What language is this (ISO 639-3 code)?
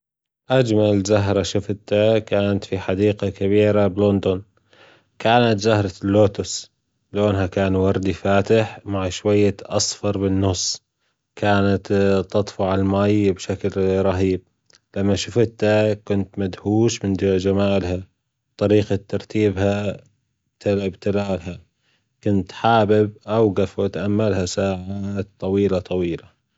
afb